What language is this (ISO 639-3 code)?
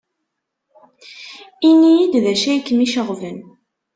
kab